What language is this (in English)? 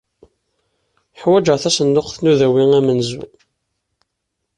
Kabyle